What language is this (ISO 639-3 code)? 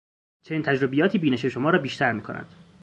fas